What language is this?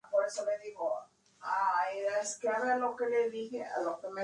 Spanish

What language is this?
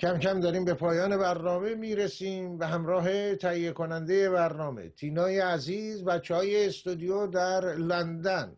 Persian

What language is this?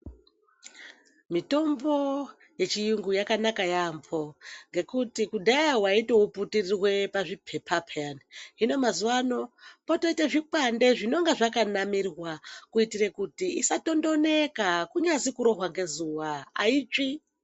Ndau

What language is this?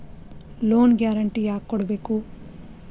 Kannada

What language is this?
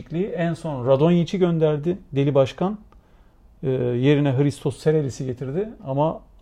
Turkish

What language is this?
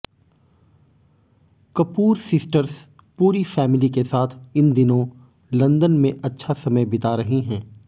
Hindi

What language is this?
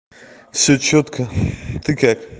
Russian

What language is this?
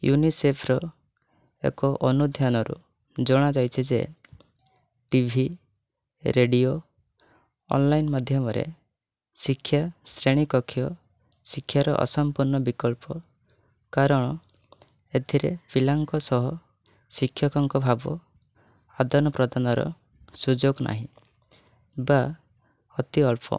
Odia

